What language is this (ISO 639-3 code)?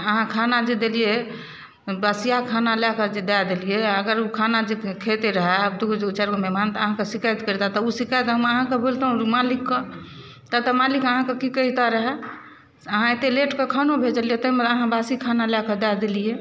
mai